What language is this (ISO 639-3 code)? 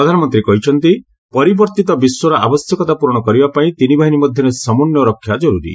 ori